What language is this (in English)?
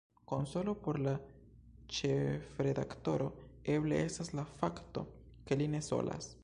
Esperanto